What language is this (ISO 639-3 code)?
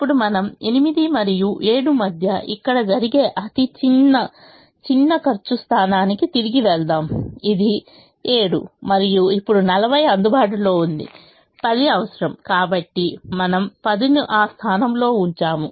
tel